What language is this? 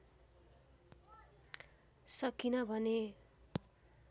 Nepali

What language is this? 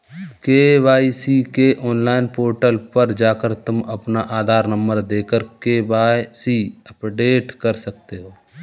Hindi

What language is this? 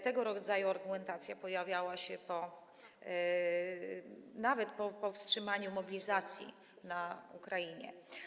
Polish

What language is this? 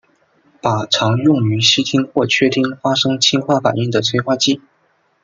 Chinese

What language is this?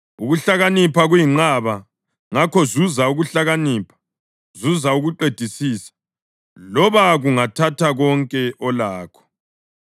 North Ndebele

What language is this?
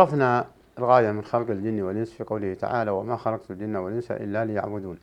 Arabic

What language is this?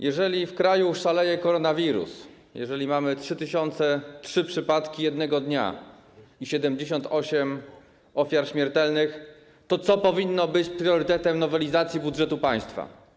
Polish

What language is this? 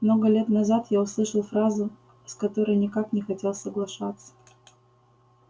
Russian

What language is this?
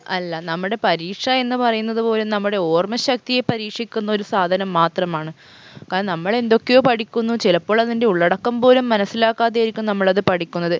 Malayalam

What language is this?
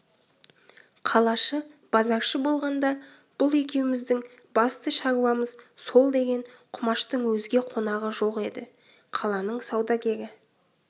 Kazakh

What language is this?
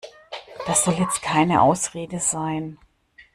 German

